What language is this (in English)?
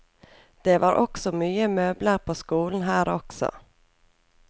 Norwegian